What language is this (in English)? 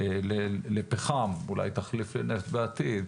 Hebrew